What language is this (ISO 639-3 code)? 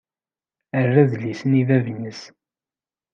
kab